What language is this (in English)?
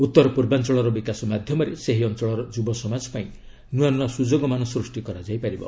Odia